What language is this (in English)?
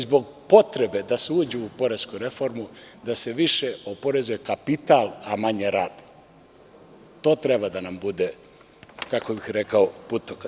Serbian